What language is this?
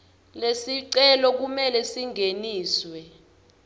Swati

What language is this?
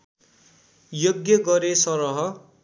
Nepali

